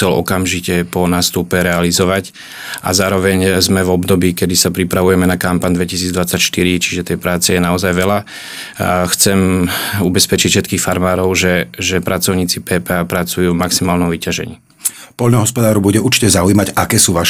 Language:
Slovak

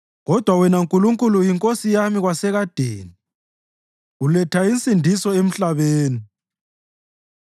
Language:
North Ndebele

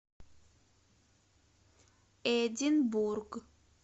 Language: Russian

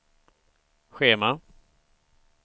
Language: Swedish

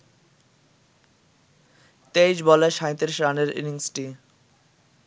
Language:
Bangla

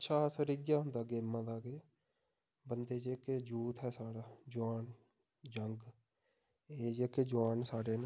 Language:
Dogri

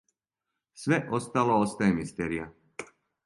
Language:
Serbian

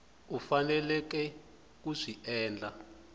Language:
Tsonga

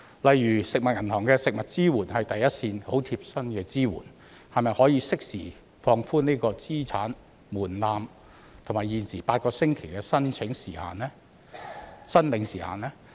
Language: Cantonese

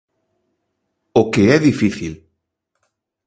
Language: Galician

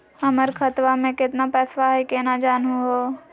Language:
Magahi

